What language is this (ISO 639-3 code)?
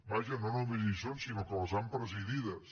cat